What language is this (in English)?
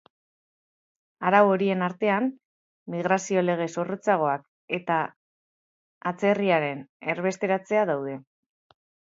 Basque